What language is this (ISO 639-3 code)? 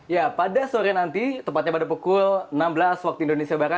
ind